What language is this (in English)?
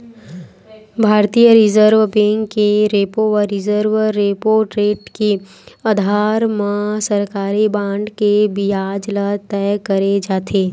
Chhattisgarhi